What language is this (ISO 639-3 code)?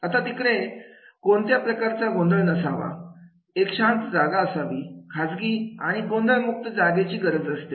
mar